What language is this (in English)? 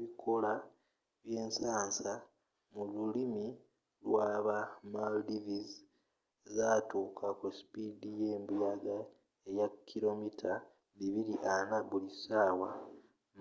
Ganda